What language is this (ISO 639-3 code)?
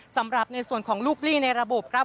tha